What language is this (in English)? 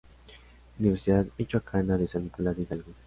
Spanish